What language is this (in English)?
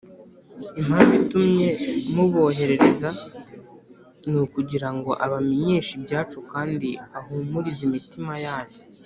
Kinyarwanda